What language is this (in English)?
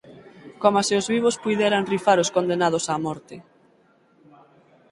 Galician